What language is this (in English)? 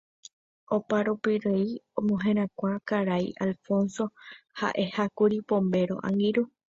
Guarani